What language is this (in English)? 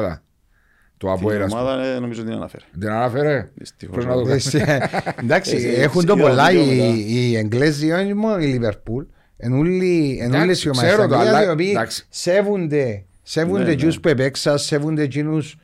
Greek